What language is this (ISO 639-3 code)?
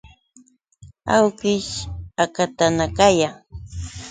qux